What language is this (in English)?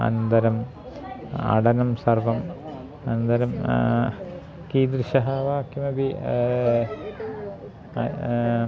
Sanskrit